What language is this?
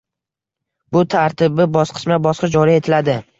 Uzbek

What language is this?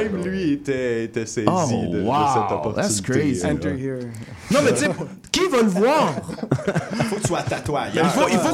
French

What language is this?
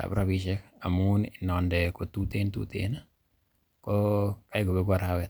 Kalenjin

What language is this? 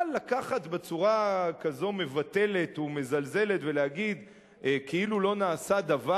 Hebrew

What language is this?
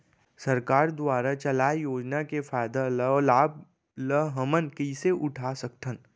Chhattisgarhi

